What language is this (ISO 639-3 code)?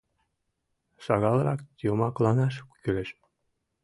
chm